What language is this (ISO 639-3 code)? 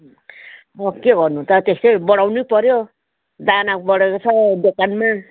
nep